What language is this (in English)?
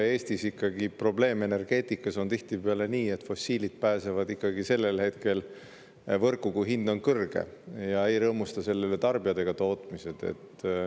Estonian